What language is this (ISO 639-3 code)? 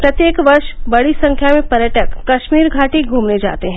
hin